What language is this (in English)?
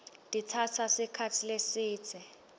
Swati